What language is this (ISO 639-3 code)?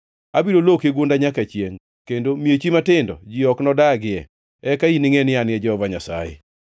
luo